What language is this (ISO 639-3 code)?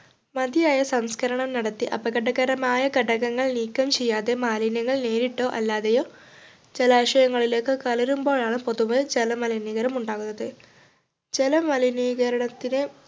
mal